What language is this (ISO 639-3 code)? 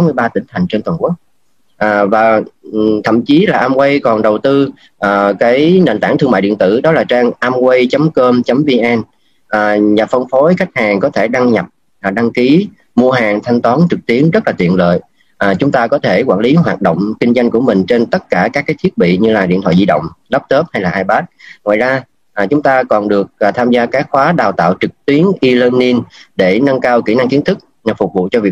vie